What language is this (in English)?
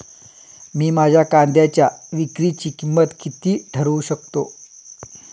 Marathi